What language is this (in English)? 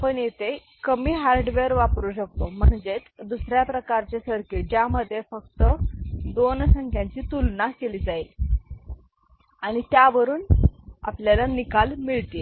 Marathi